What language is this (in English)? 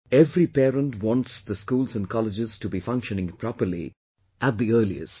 English